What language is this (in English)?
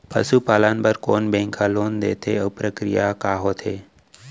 Chhattisgarhi